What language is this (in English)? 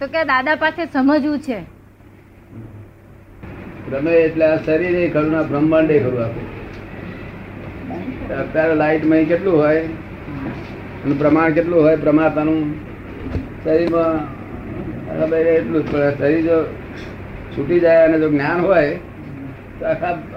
Gujarati